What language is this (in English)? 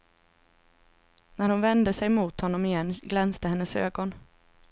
Swedish